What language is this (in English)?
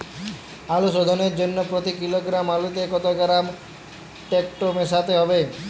Bangla